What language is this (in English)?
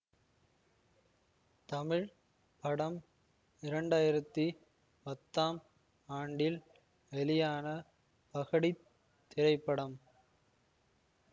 Tamil